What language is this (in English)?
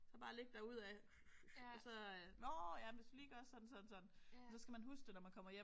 Danish